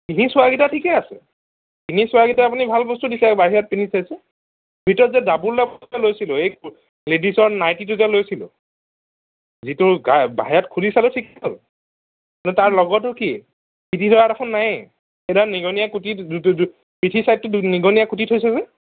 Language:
Assamese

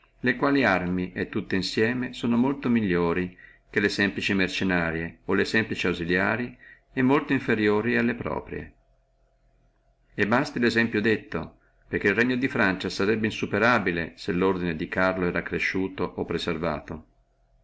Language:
Italian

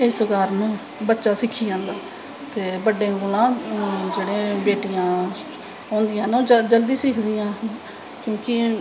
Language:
Dogri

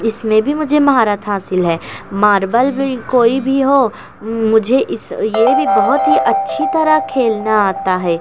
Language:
Urdu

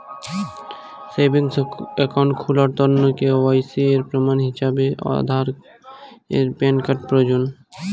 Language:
Bangla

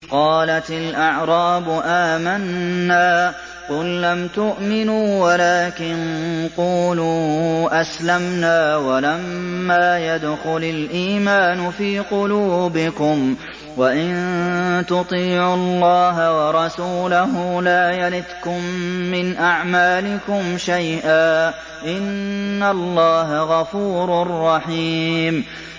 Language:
Arabic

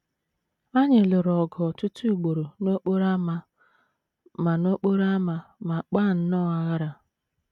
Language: Igbo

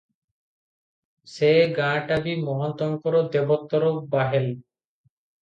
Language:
Odia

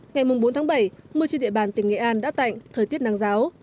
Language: Vietnamese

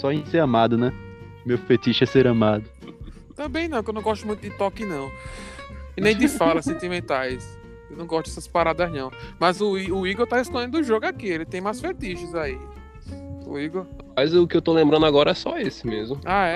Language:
Portuguese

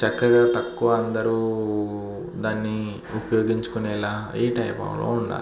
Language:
Telugu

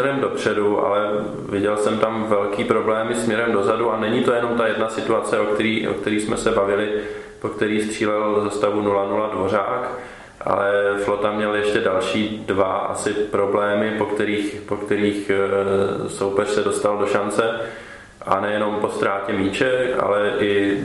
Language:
Czech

